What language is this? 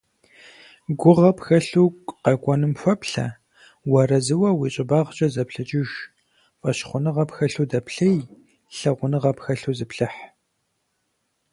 Kabardian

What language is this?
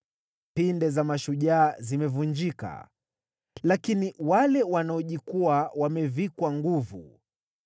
Swahili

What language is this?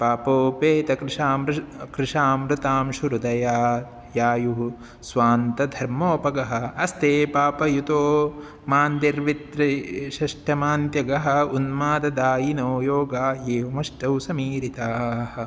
Sanskrit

